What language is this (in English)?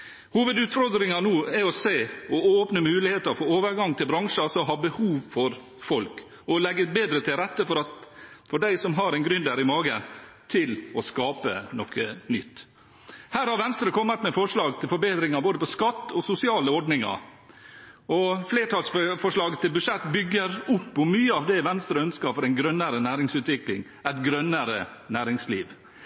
Norwegian Bokmål